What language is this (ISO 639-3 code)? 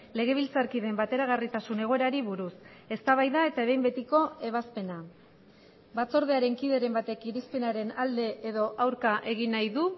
eus